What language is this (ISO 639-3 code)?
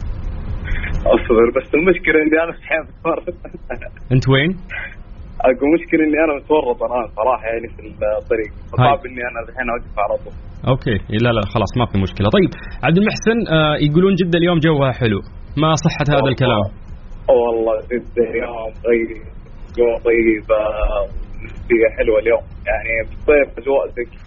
ara